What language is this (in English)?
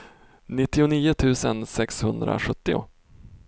Swedish